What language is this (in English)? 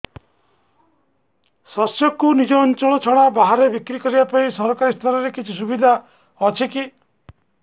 Odia